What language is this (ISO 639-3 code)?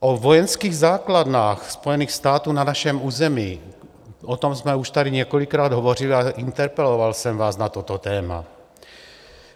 ces